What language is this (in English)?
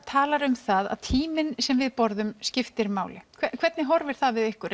Icelandic